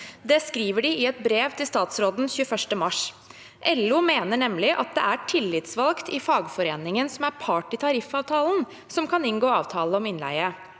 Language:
Norwegian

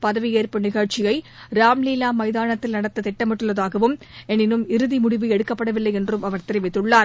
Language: Tamil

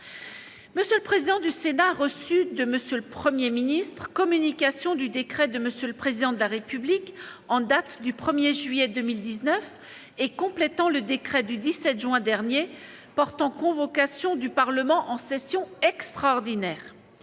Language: French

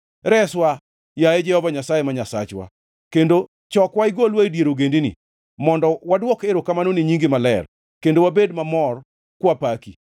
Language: Luo (Kenya and Tanzania)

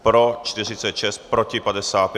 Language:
Czech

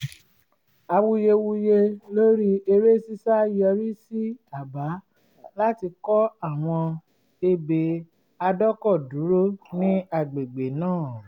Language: Yoruba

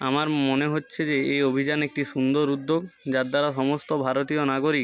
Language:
Bangla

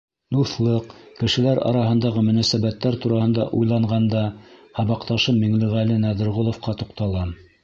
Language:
Bashkir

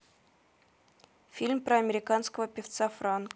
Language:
Russian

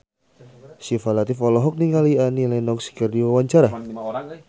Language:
Sundanese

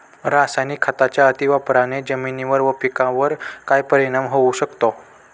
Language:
Marathi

